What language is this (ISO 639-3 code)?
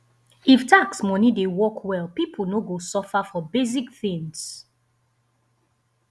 pcm